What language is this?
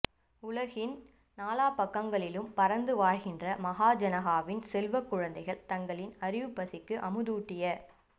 Tamil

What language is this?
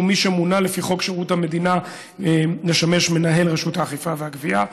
Hebrew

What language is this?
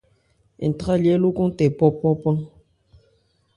Ebrié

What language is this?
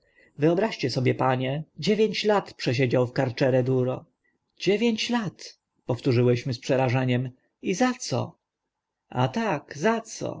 Polish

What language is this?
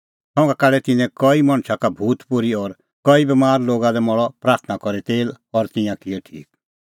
Kullu Pahari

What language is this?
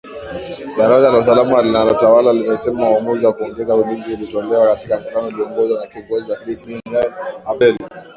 Swahili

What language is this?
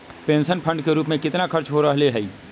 Magahi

